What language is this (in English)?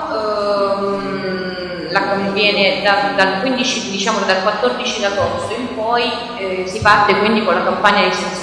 Italian